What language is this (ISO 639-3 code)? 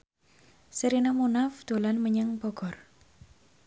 jav